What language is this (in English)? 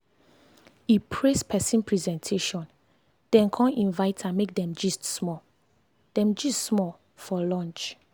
Nigerian Pidgin